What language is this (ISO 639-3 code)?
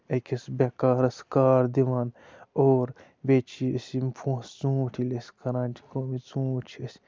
kas